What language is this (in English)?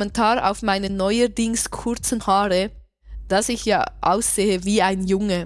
German